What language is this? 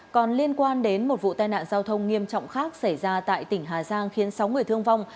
Vietnamese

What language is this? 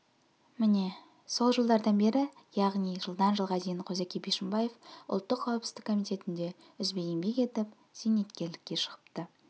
Kazakh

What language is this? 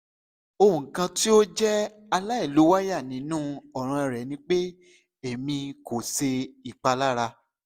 Yoruba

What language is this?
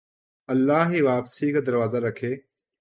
Urdu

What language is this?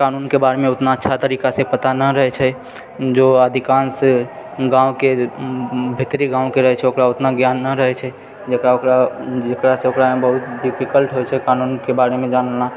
Maithili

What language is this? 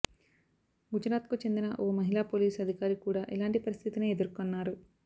Telugu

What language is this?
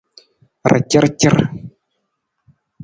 Nawdm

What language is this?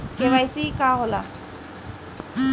Bhojpuri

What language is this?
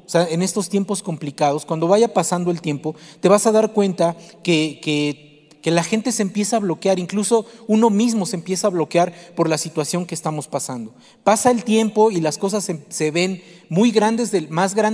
Spanish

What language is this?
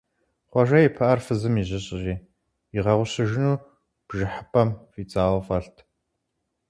Kabardian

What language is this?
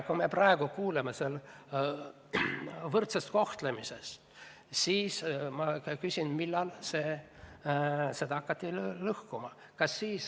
Estonian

